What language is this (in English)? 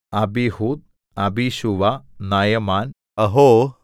Malayalam